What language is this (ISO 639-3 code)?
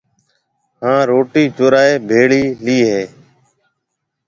mve